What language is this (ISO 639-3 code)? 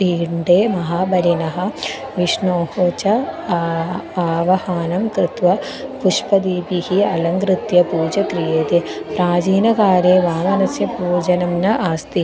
san